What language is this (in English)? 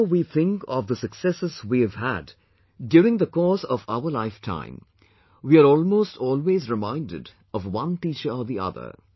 English